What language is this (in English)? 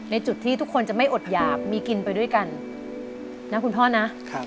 Thai